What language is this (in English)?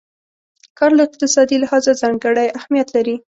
Pashto